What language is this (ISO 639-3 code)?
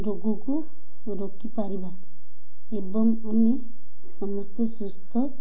ori